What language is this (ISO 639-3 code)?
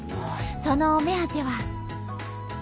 jpn